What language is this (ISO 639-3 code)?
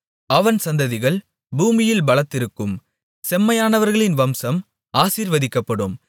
tam